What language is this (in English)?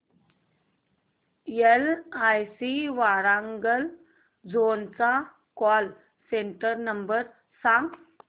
Marathi